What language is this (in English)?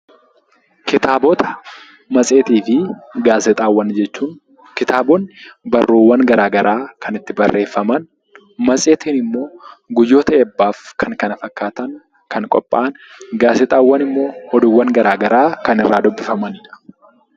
Oromo